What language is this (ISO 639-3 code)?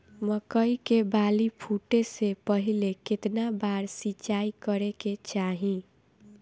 bho